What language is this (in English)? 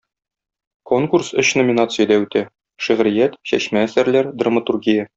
Tatar